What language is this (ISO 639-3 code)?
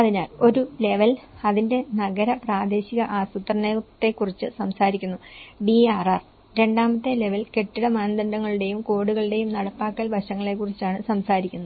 mal